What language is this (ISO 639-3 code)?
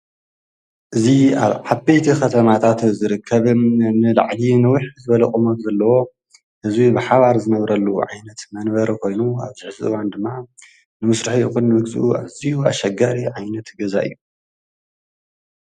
tir